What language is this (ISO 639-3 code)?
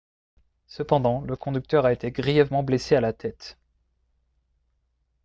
fra